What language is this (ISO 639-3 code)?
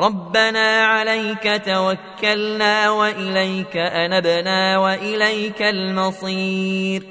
ara